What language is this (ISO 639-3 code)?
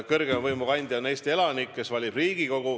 est